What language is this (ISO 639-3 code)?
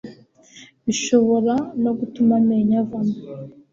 kin